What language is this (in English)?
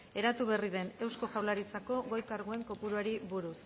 Basque